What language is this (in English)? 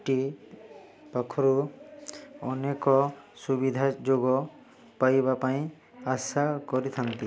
Odia